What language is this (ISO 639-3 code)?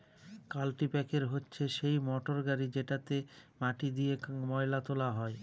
ben